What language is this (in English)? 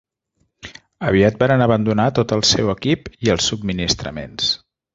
Catalan